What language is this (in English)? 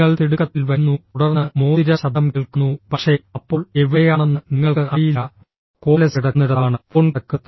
Malayalam